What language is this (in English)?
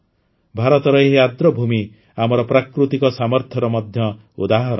Odia